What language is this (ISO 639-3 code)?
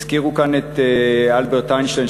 heb